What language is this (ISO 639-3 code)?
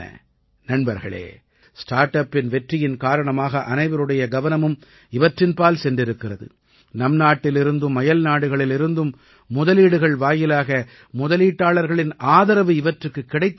tam